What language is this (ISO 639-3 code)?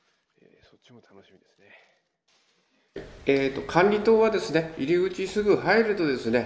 jpn